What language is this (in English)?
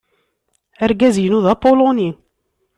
Kabyle